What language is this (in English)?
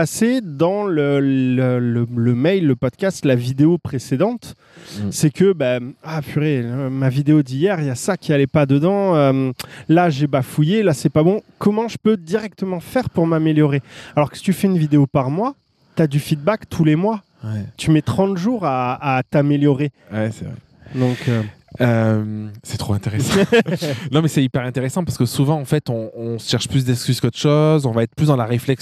French